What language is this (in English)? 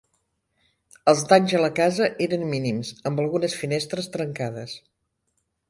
Catalan